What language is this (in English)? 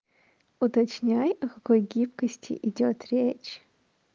Russian